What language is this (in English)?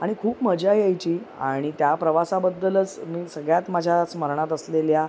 Marathi